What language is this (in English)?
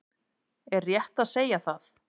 Icelandic